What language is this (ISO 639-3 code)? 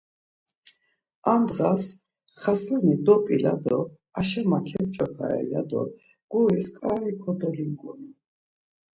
lzz